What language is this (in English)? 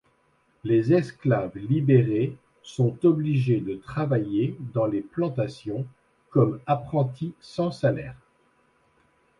French